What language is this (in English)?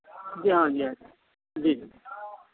Urdu